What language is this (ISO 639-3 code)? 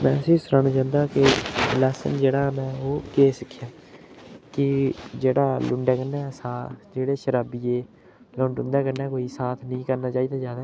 doi